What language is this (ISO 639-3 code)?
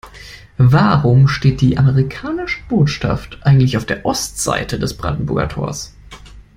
deu